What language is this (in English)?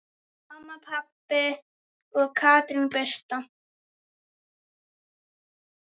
Icelandic